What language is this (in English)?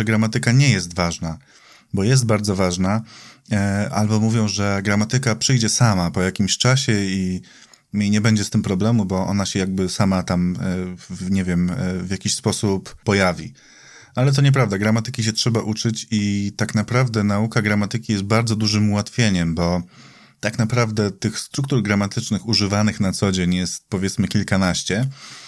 Polish